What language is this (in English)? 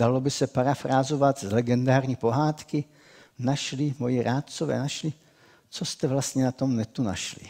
Czech